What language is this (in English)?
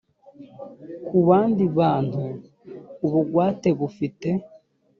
Kinyarwanda